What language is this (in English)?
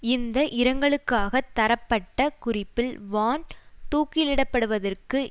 Tamil